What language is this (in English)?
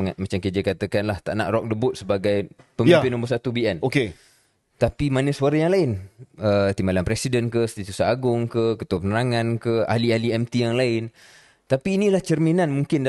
Malay